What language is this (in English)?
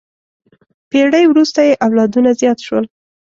Pashto